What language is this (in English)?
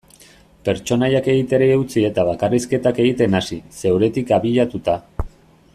Basque